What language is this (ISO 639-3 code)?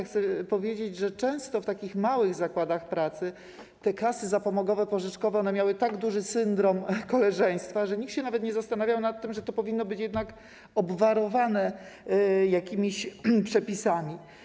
pol